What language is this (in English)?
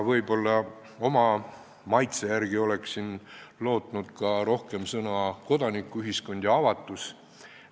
Estonian